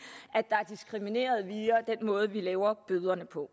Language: Danish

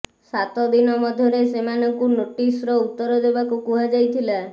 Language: Odia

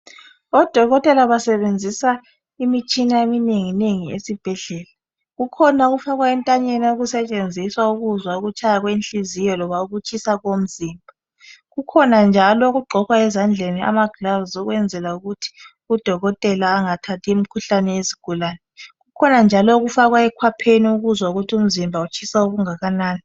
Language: North Ndebele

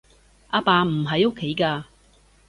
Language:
Cantonese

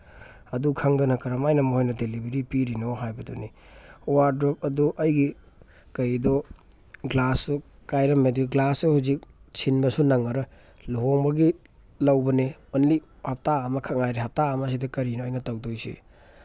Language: Manipuri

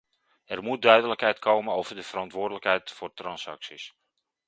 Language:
Dutch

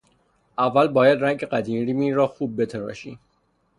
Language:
Persian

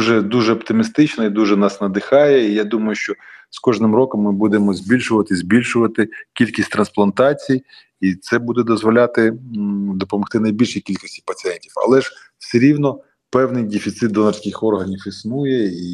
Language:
Ukrainian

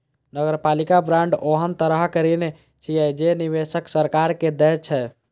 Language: Maithili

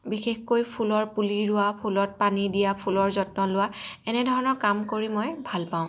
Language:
Assamese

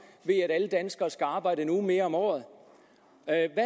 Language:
Danish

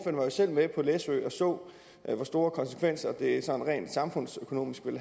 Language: Danish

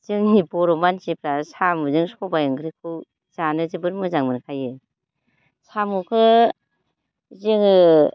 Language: Bodo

